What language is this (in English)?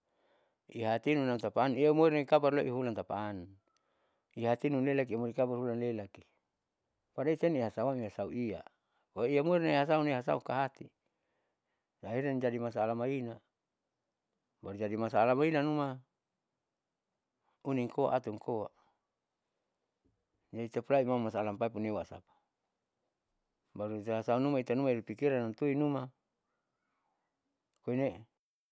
Saleman